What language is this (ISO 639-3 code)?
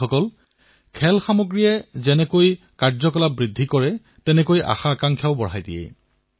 asm